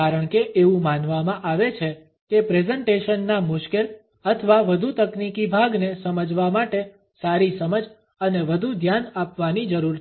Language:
Gujarati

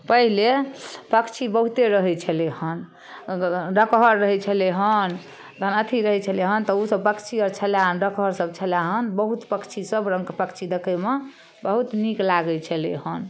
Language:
Maithili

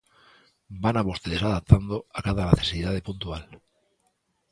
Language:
Galician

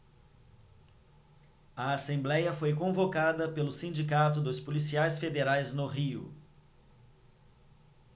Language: Portuguese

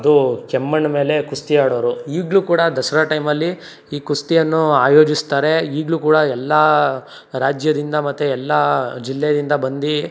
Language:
Kannada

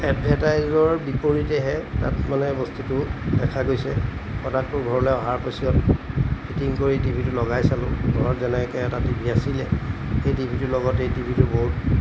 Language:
Assamese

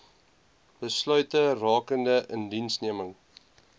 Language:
Afrikaans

